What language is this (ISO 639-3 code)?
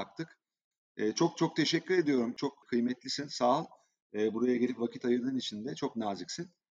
tur